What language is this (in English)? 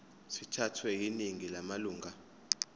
Zulu